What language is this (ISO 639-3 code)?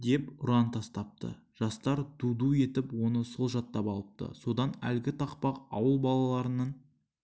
kaz